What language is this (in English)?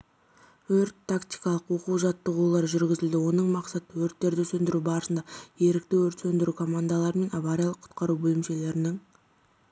Kazakh